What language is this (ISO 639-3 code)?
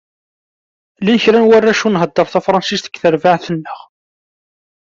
kab